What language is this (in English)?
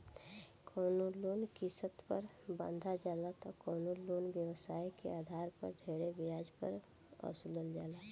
Bhojpuri